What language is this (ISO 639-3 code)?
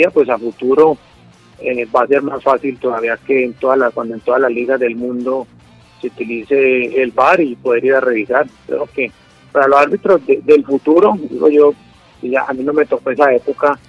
spa